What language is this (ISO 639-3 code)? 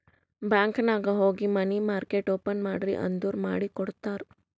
kan